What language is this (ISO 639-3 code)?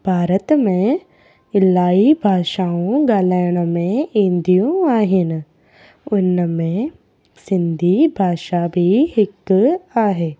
snd